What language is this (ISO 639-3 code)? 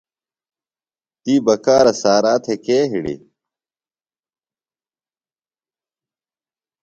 phl